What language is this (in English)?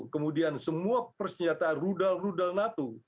Indonesian